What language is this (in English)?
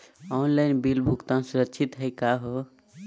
Magahi